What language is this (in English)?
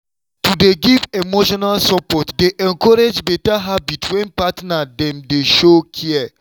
Nigerian Pidgin